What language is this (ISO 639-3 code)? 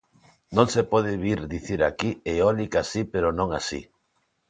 glg